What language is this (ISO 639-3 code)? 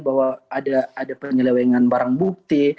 ind